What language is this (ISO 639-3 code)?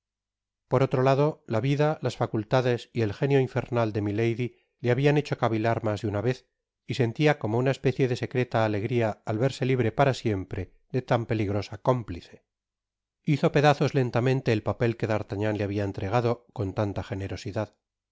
spa